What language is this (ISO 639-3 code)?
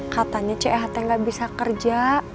ind